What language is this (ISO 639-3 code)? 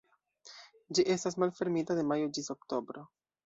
epo